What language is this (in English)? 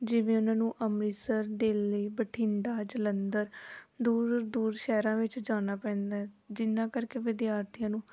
Punjabi